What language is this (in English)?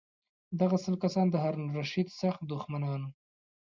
Pashto